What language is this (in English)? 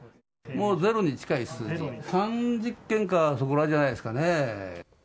Japanese